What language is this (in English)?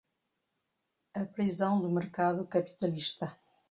Portuguese